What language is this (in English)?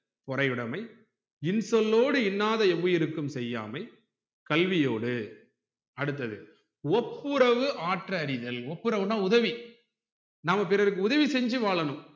Tamil